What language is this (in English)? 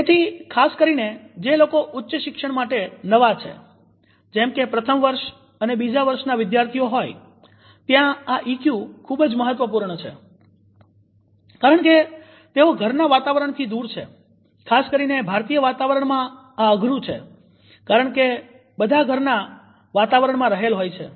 Gujarati